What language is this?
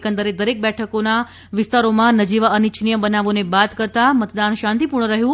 Gujarati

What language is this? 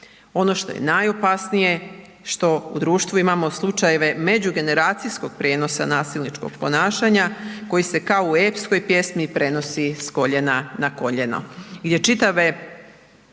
Croatian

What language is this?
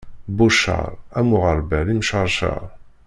Kabyle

